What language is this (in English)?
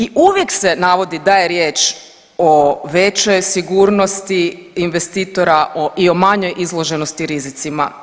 Croatian